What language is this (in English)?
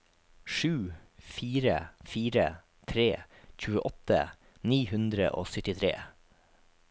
Norwegian